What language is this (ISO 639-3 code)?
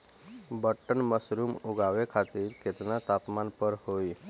bho